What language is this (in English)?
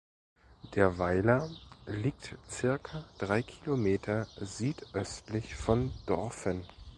German